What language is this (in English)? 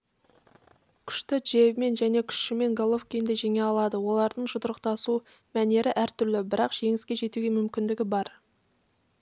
Kazakh